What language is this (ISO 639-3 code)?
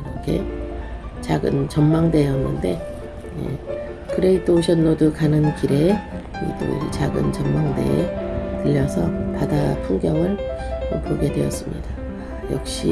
kor